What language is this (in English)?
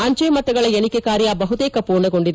Kannada